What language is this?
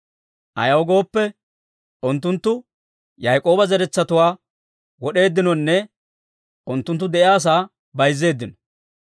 Dawro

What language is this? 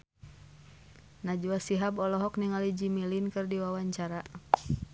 Sundanese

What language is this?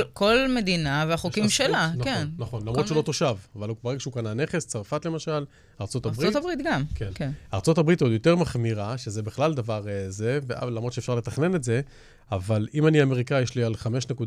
Hebrew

